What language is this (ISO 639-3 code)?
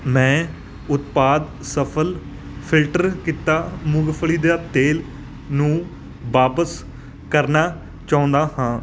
pan